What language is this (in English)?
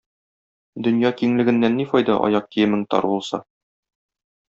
Tatar